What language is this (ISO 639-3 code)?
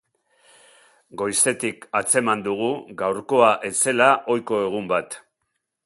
eus